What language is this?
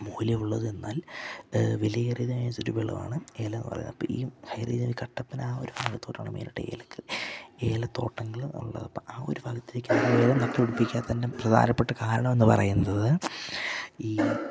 Malayalam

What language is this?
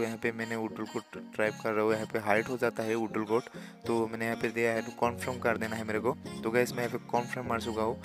Hindi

